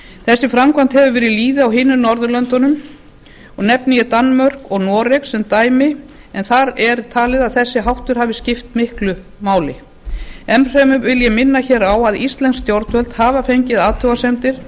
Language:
Icelandic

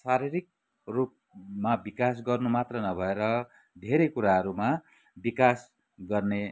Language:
Nepali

